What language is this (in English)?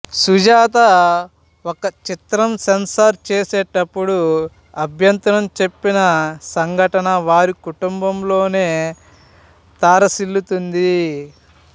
Telugu